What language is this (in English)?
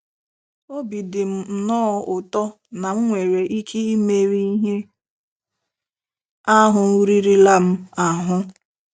Igbo